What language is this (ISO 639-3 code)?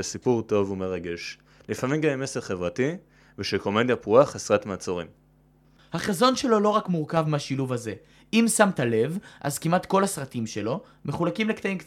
heb